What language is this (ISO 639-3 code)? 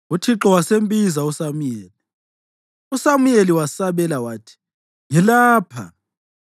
nde